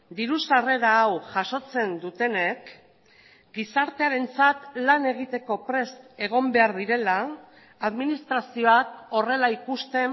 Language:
Basque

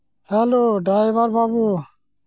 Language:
Santali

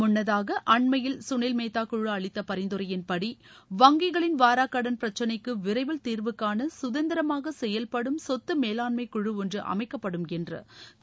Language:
Tamil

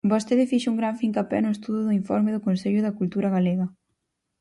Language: Galician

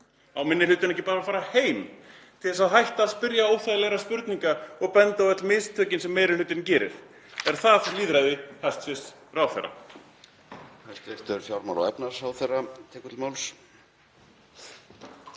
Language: Icelandic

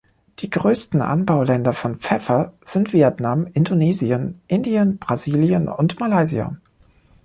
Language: German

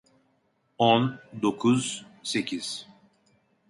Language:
Turkish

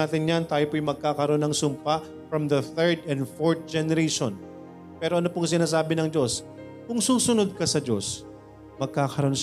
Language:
Filipino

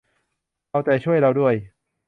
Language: Thai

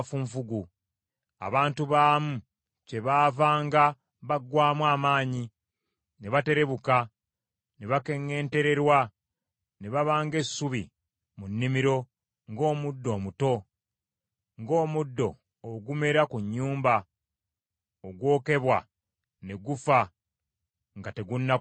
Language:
Ganda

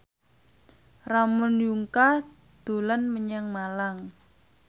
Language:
Javanese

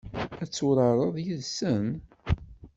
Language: Kabyle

